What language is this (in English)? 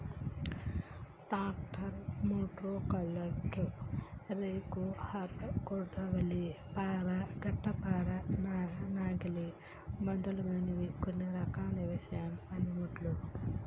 Telugu